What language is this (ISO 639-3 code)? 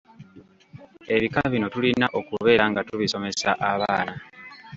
lug